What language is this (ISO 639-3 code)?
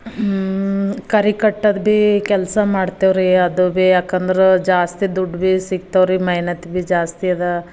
kan